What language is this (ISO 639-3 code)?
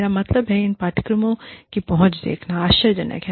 hin